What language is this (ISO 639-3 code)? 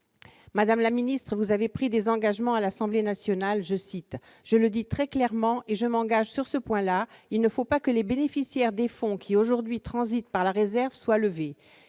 fra